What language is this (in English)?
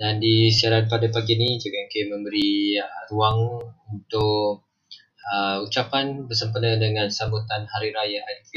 Malay